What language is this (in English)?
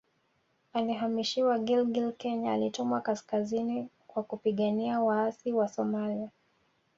Swahili